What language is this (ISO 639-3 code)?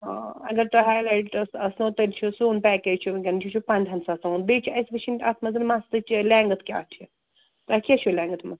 kas